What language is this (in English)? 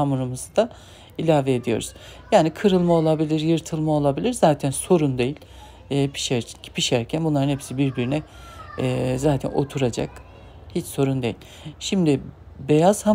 Turkish